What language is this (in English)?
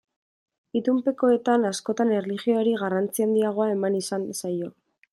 Basque